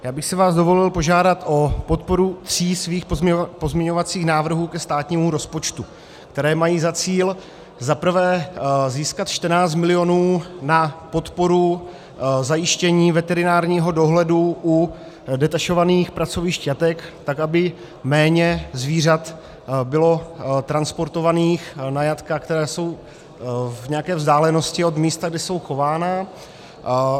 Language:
Czech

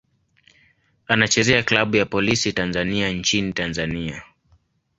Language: Swahili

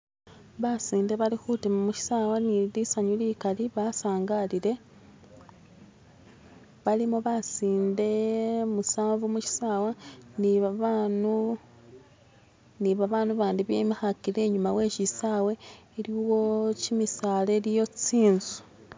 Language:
Masaaba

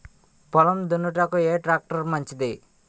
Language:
Telugu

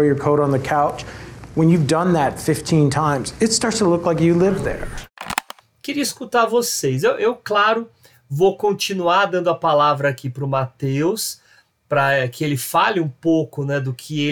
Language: Portuguese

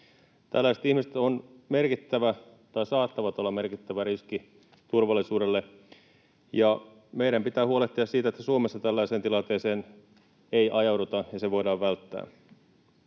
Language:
Finnish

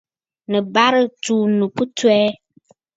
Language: Bafut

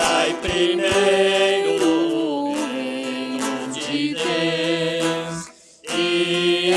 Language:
Portuguese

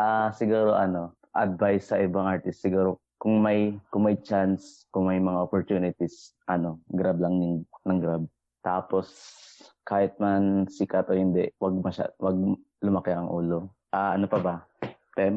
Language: Filipino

